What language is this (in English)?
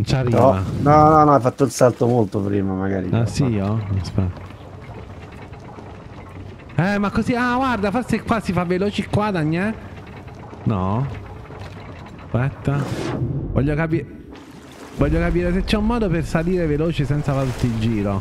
Italian